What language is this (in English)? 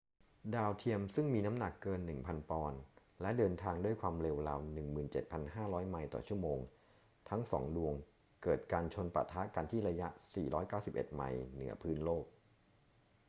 Thai